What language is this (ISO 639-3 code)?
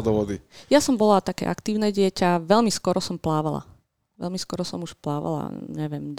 slk